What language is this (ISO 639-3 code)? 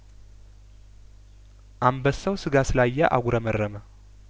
amh